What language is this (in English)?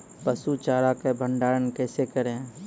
Maithili